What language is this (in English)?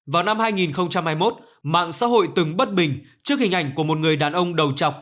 Vietnamese